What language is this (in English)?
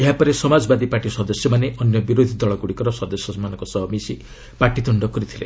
Odia